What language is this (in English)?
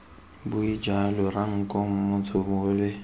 Tswana